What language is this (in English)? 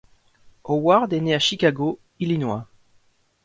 French